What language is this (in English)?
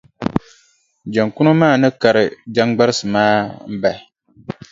Dagbani